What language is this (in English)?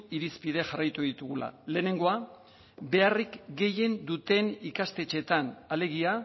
Basque